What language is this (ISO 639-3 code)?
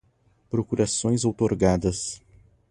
por